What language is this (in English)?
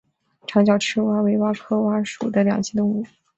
Chinese